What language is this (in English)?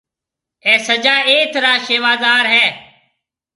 Marwari (Pakistan)